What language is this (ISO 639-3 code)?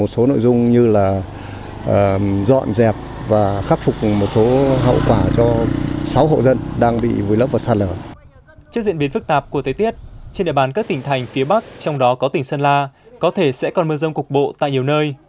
vie